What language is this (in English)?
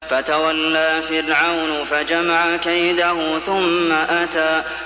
Arabic